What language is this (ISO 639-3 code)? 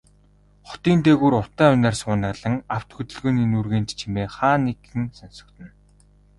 mon